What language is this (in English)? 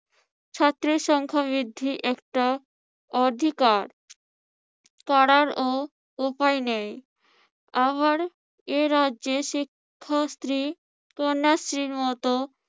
Bangla